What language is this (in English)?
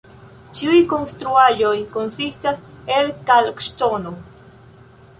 Esperanto